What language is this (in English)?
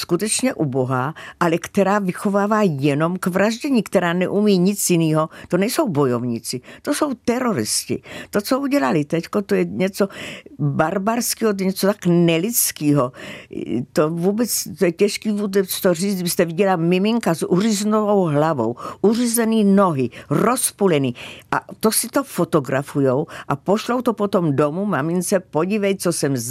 Czech